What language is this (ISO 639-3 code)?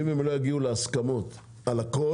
heb